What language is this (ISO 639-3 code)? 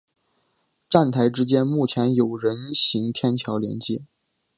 zho